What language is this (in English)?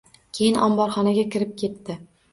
Uzbek